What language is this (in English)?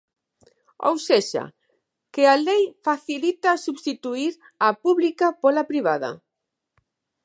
Galician